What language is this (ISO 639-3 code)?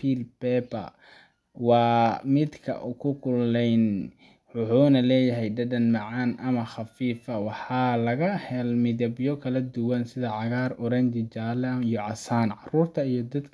som